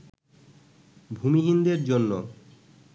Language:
Bangla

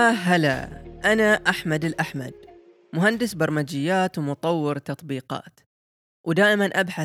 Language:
Arabic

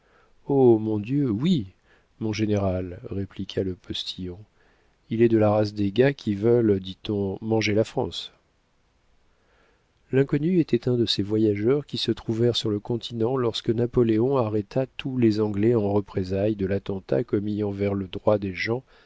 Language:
French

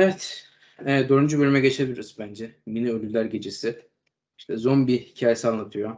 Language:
Turkish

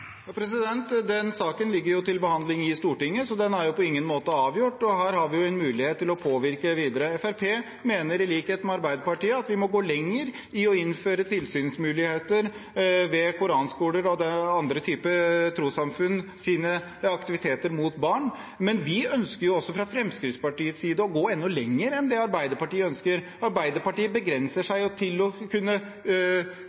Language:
Norwegian Bokmål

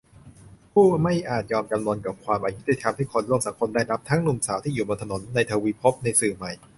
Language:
Thai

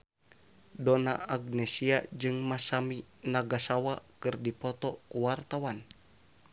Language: Sundanese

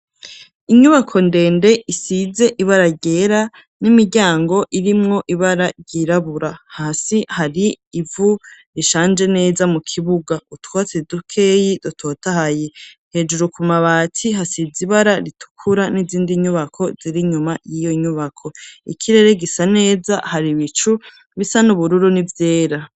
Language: Rundi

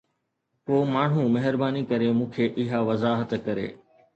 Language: Sindhi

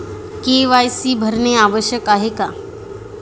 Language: Marathi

